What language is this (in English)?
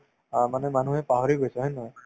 Assamese